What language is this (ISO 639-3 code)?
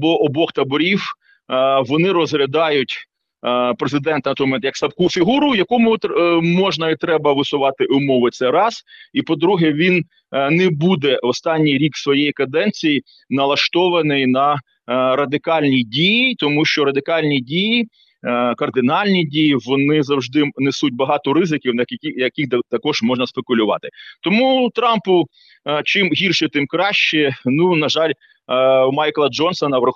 ukr